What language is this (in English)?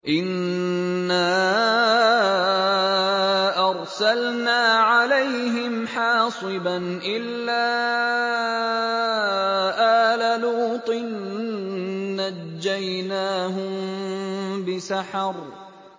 Arabic